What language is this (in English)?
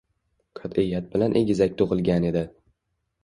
Uzbek